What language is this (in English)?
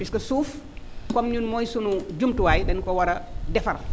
Wolof